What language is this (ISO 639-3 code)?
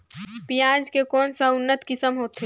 hne